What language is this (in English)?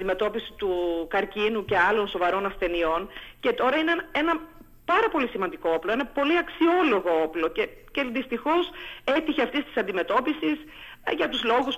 Greek